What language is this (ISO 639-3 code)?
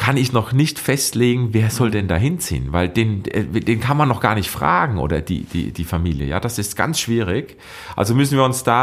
deu